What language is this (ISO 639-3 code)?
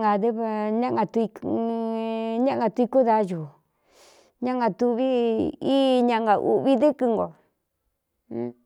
xtu